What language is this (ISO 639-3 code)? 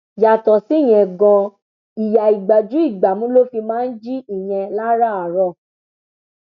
yor